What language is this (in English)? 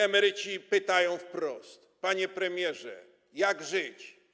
Polish